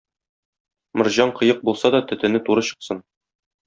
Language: Tatar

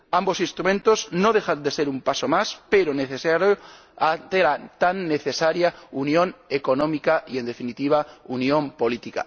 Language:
Spanish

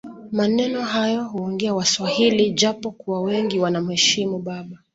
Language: Swahili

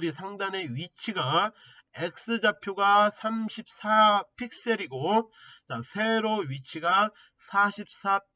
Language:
Korean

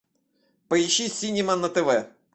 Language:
Russian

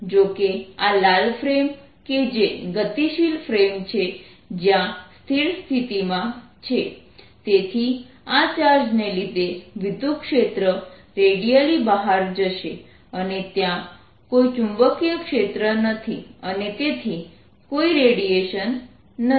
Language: Gujarati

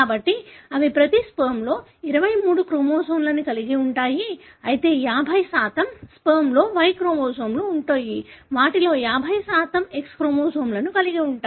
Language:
Telugu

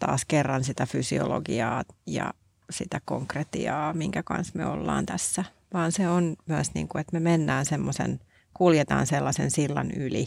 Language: Finnish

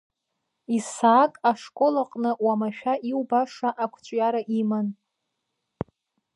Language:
Abkhazian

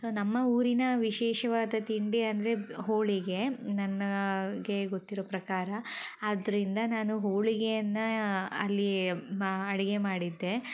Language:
Kannada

